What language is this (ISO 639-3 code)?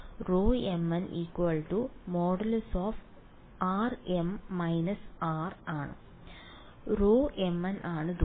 mal